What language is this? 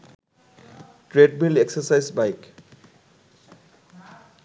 Bangla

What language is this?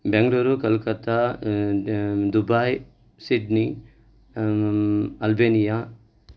Sanskrit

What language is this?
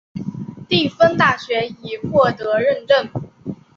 Chinese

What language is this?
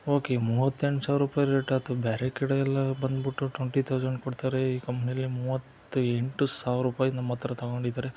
Kannada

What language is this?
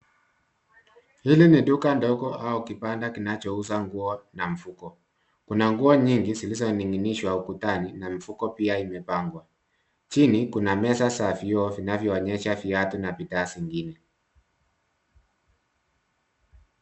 Swahili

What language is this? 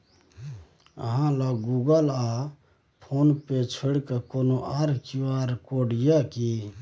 Maithili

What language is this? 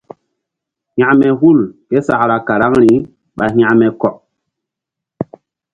Mbum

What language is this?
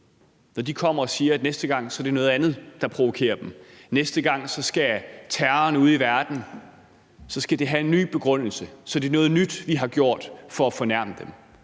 Danish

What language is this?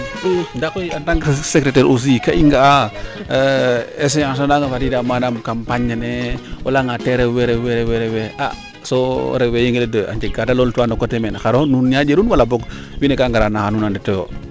Serer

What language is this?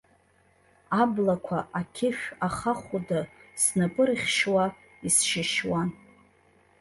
Abkhazian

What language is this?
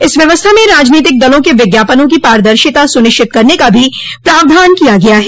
Hindi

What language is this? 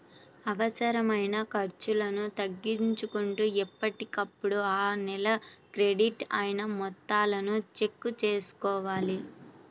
Telugu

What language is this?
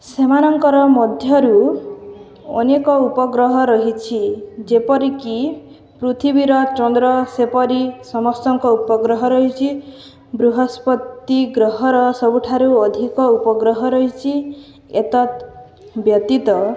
Odia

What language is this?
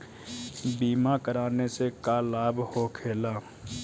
Bhojpuri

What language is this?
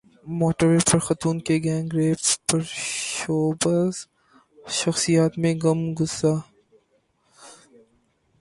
Urdu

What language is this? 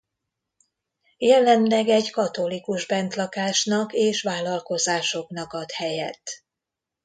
Hungarian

